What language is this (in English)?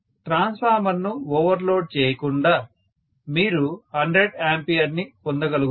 Telugu